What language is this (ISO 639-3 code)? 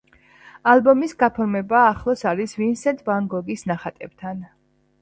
kat